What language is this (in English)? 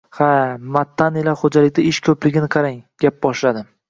Uzbek